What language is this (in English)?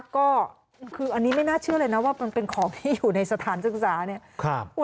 Thai